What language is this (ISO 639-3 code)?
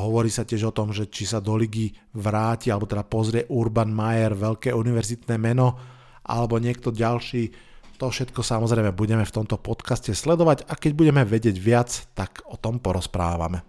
slk